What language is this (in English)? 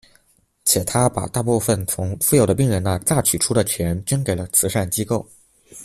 Chinese